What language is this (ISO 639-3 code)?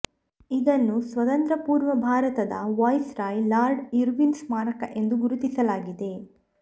kan